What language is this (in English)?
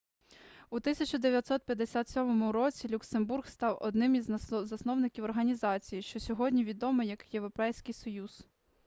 Ukrainian